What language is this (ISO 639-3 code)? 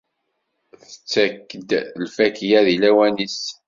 kab